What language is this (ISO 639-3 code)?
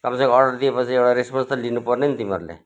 nep